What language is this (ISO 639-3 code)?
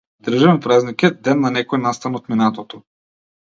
mkd